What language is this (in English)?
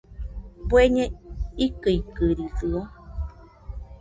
Nüpode Huitoto